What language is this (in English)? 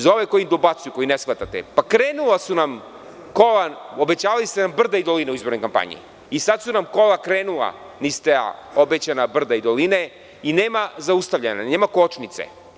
Serbian